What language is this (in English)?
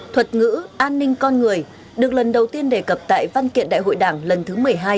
Vietnamese